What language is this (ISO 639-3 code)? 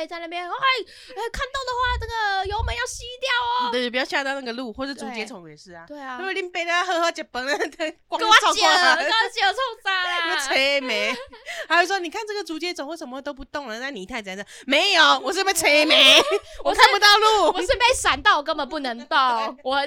zho